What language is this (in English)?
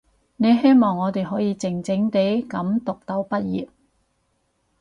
Cantonese